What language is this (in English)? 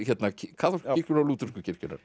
Icelandic